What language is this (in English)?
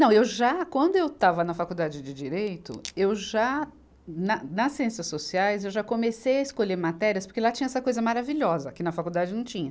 Portuguese